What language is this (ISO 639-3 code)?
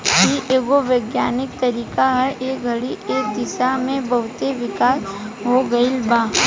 bho